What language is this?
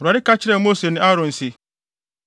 Akan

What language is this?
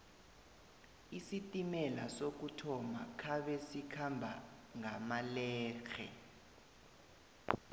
South Ndebele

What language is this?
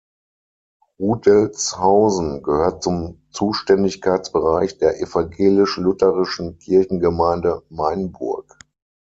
German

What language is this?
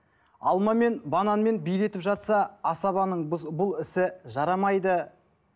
Kazakh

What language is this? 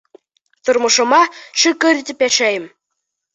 Bashkir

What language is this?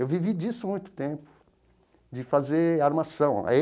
Portuguese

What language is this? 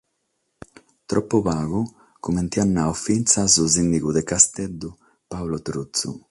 Sardinian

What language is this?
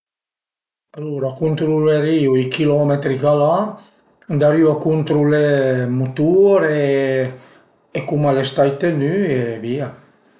Piedmontese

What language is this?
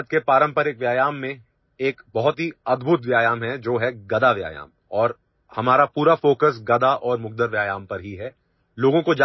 Odia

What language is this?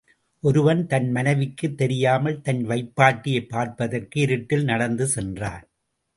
Tamil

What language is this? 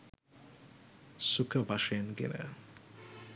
Sinhala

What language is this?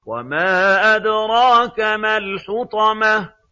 Arabic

